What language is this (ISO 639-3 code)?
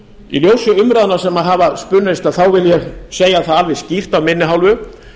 isl